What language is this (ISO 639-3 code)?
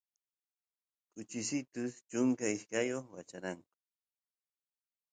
qus